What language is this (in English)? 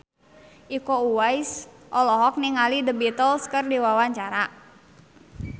Sundanese